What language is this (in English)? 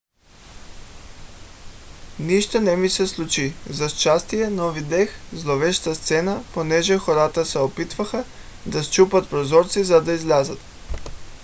Bulgarian